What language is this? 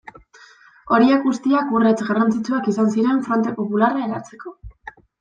Basque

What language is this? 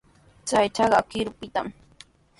Sihuas Ancash Quechua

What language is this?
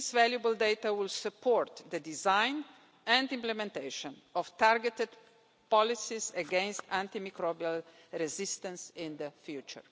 English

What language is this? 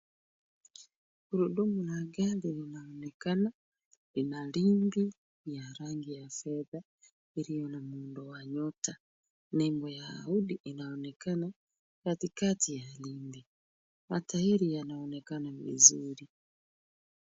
Swahili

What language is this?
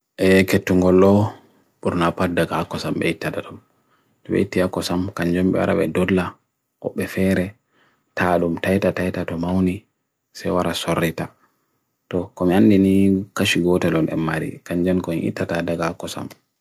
Bagirmi Fulfulde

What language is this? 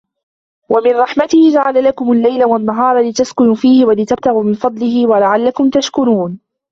Arabic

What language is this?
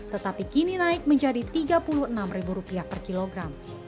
Indonesian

